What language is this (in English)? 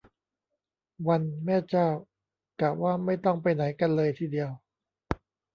Thai